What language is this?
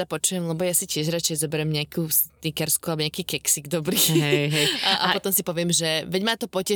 Slovak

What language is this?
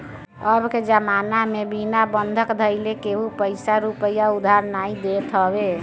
Bhojpuri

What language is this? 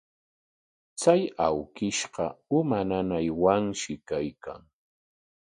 Corongo Ancash Quechua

